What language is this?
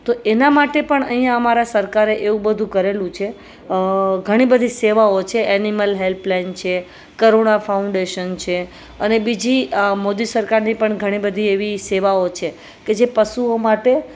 Gujarati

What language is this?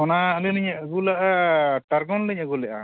Santali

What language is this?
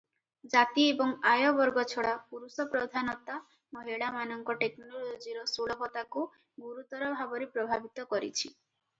Odia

